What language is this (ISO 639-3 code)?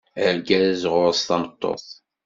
kab